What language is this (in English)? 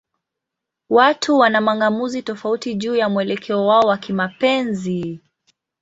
Swahili